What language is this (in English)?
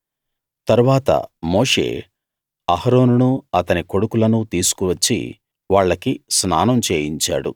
Telugu